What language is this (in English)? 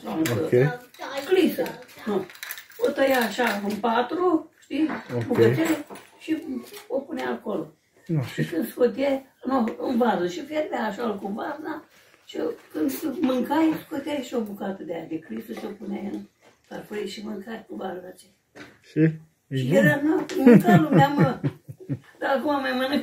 Romanian